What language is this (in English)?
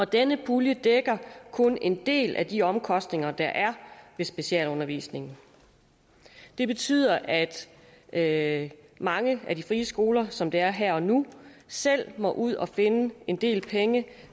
Danish